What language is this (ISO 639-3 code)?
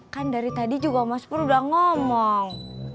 ind